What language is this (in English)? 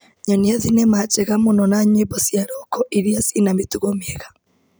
Kikuyu